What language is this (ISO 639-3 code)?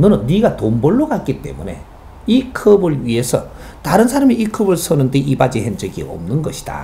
kor